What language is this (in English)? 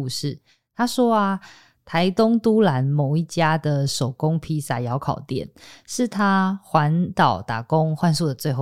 Chinese